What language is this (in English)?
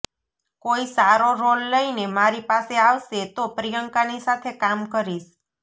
Gujarati